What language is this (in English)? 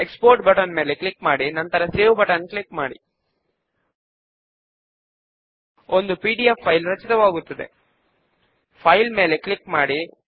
Telugu